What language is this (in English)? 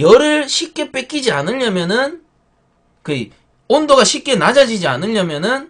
Korean